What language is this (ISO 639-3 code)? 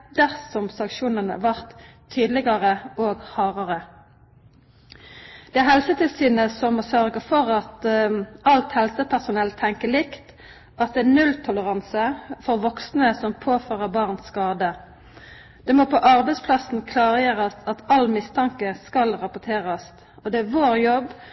nno